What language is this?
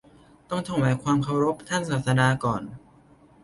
Thai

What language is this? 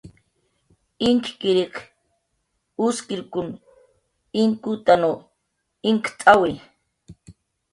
Jaqaru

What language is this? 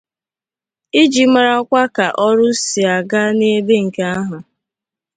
Igbo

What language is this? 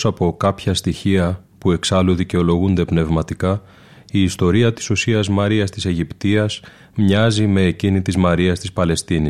Greek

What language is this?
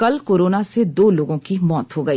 Hindi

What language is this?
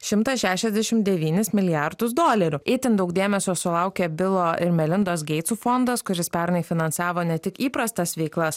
Lithuanian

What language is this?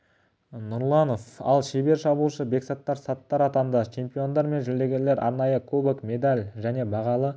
Kazakh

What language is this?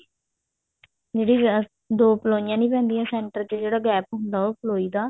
Punjabi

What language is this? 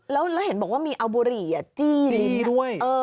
Thai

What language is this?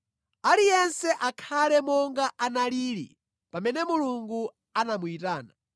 Nyanja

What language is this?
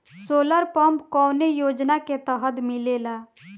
Bhojpuri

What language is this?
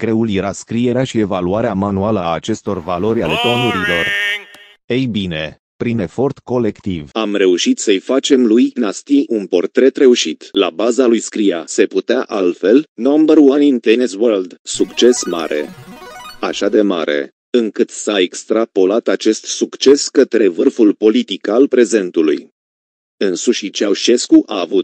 Romanian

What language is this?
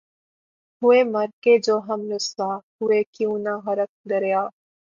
Urdu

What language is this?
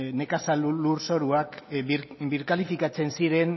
Basque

